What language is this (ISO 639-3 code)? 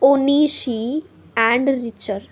mar